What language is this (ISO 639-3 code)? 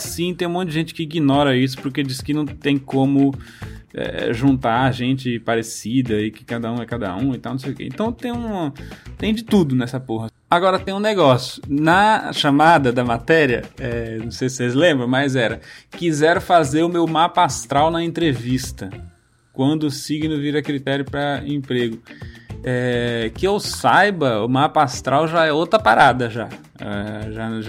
por